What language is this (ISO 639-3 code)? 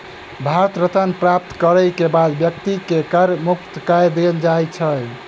mai